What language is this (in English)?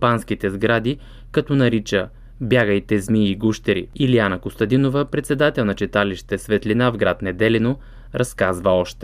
Bulgarian